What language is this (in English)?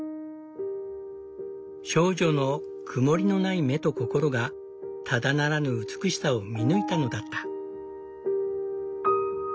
Japanese